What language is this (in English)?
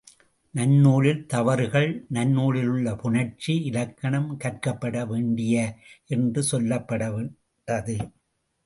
Tamil